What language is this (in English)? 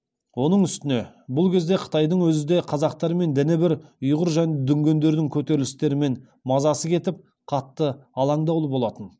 Kazakh